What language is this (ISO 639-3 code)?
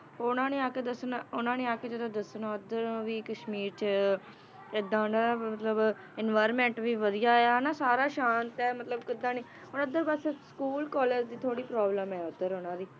pan